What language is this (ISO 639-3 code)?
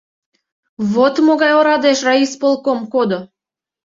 chm